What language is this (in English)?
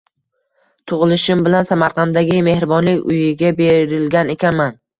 Uzbek